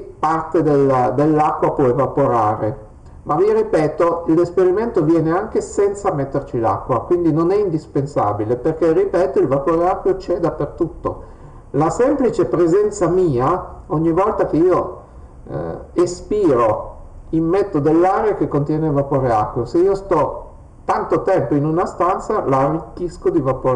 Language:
Italian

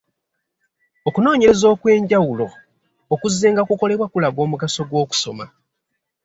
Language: Ganda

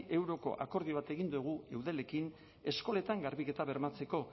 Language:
Basque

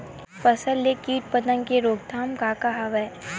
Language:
Chhattisgarhi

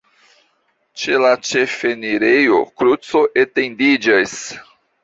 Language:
Esperanto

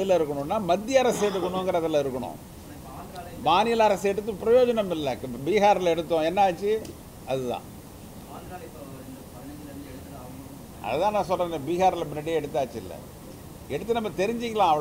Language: Arabic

